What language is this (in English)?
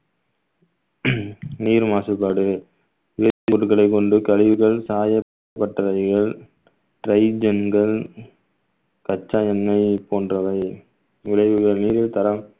Tamil